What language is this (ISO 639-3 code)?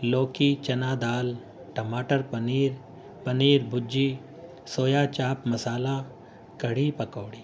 urd